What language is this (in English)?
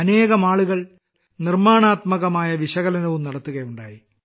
Malayalam